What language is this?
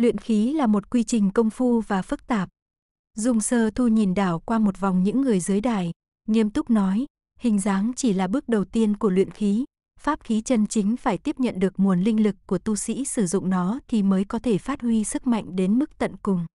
Vietnamese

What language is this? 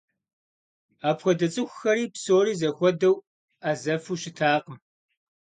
Kabardian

